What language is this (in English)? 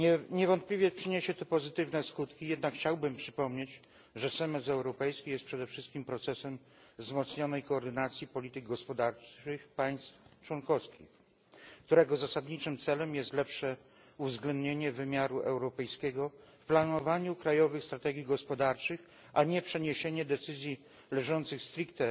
Polish